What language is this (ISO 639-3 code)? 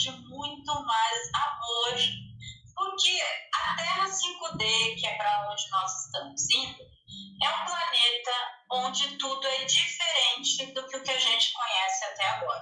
por